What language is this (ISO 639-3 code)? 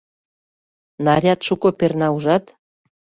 chm